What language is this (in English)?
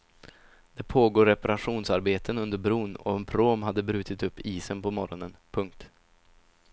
Swedish